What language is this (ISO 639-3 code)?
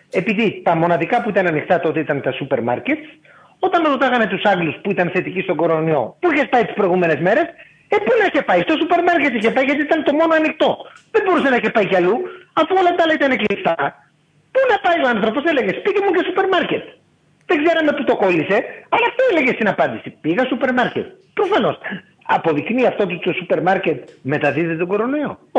ell